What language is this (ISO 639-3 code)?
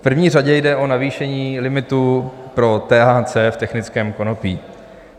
ces